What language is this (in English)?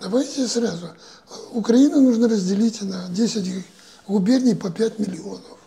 Ukrainian